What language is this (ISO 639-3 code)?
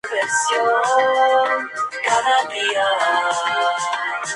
spa